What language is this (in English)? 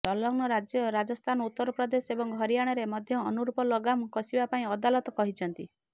Odia